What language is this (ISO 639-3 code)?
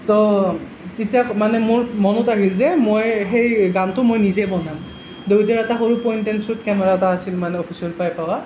asm